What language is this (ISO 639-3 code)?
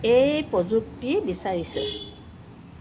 asm